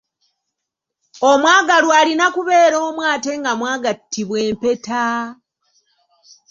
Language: Ganda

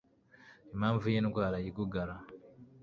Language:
Kinyarwanda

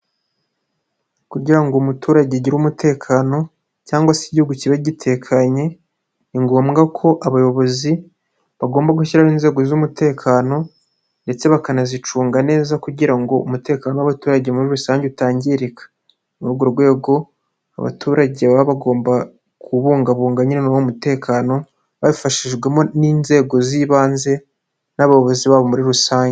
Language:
Kinyarwanda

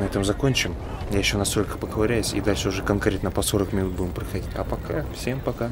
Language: Russian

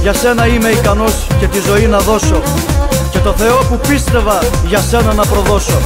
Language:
Greek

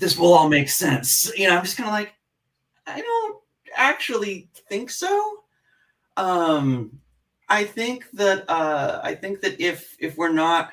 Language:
English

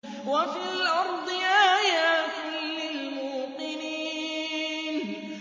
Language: Arabic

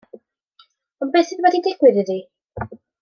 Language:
Welsh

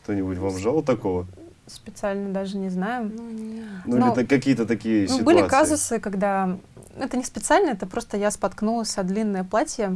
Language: Russian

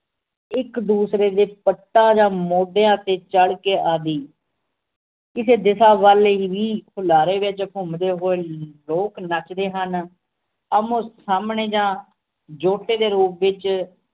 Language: Punjabi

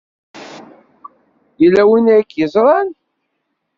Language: Kabyle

